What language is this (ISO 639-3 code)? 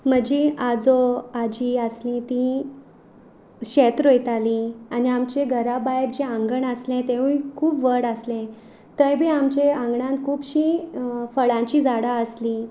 kok